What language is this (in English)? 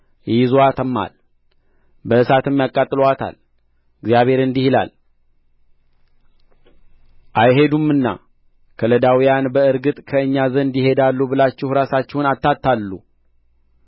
Amharic